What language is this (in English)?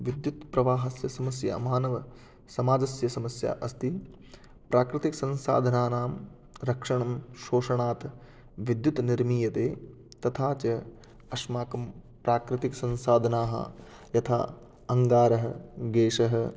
Sanskrit